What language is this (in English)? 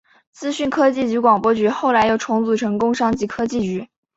Chinese